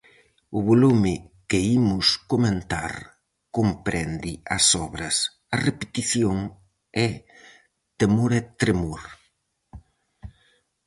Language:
Galician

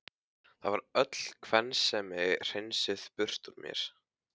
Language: Icelandic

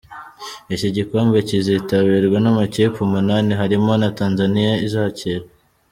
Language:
Kinyarwanda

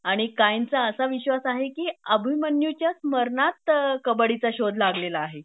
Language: Marathi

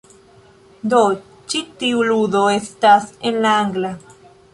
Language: Esperanto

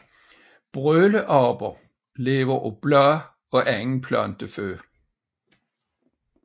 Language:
Danish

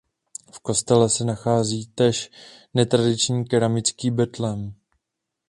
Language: Czech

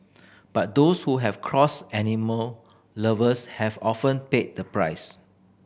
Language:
English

